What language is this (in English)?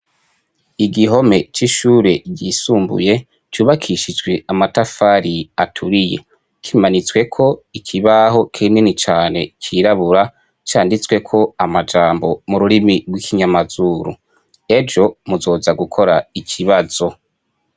Rundi